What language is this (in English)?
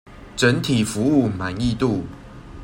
Chinese